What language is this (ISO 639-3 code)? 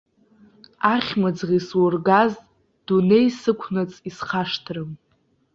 abk